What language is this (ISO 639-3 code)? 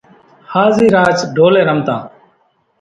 gjk